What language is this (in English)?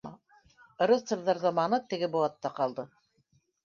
Bashkir